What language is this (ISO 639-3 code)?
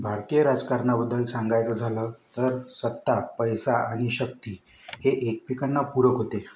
mar